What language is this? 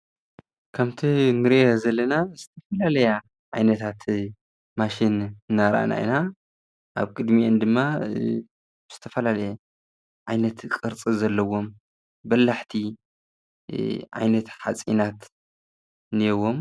Tigrinya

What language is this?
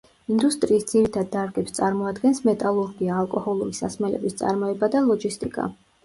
Georgian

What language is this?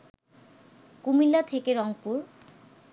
Bangla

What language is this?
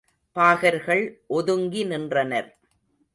Tamil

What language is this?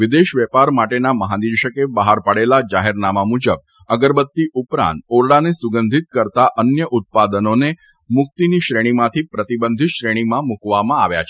Gujarati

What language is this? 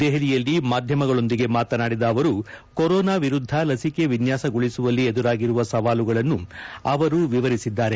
Kannada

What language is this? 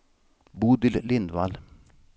Swedish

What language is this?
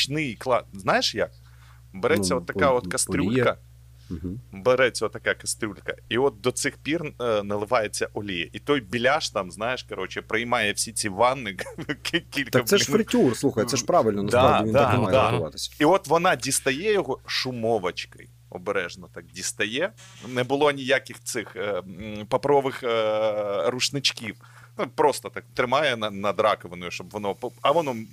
Ukrainian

